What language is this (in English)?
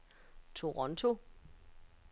Danish